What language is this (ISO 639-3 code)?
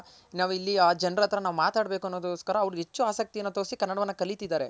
kan